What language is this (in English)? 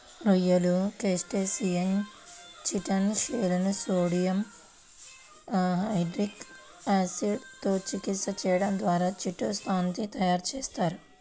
Telugu